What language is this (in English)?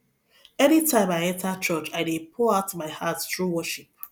Nigerian Pidgin